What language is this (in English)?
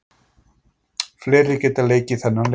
Icelandic